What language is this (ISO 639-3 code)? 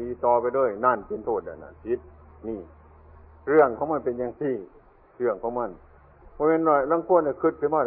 tha